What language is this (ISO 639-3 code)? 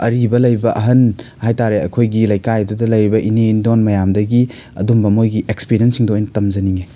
mni